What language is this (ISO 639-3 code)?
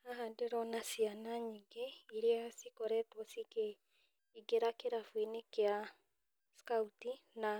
kik